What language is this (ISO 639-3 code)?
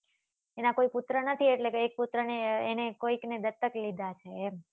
guj